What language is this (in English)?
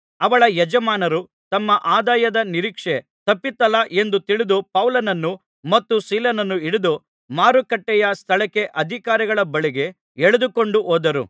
Kannada